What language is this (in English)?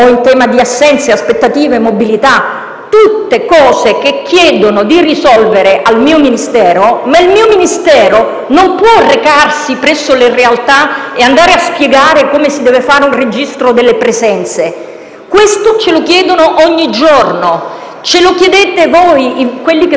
Italian